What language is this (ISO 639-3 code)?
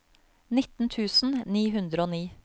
nor